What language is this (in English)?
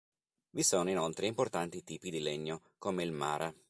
Italian